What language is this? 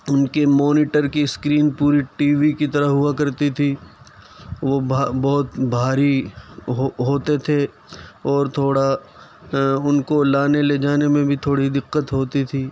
Urdu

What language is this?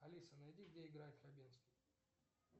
Russian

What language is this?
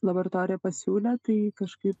Lithuanian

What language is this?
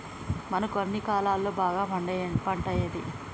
Telugu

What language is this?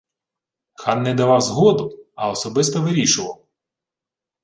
Ukrainian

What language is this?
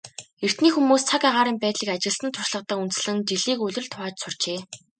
Mongolian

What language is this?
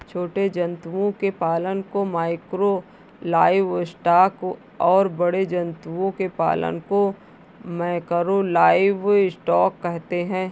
Hindi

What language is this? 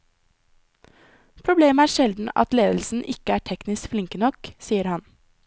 Norwegian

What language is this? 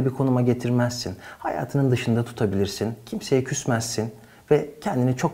Turkish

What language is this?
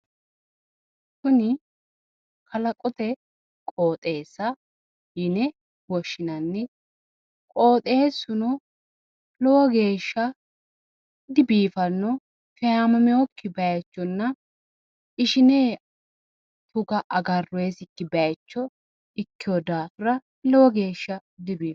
Sidamo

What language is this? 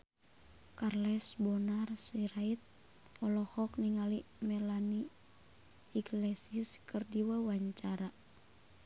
Sundanese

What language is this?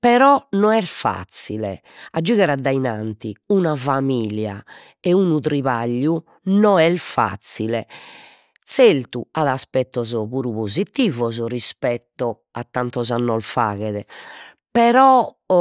Sardinian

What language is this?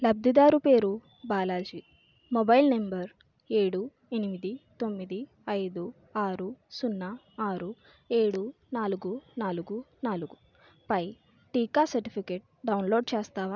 Telugu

